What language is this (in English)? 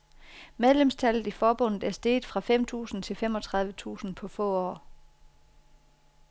Danish